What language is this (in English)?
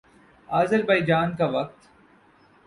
Urdu